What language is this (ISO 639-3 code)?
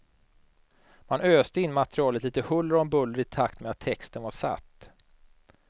swe